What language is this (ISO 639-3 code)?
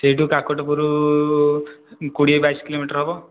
ori